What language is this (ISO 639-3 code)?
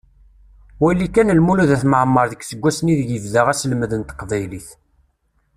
kab